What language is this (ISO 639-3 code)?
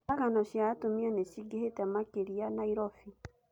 kik